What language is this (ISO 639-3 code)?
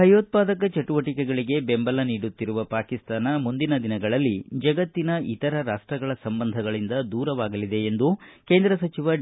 kan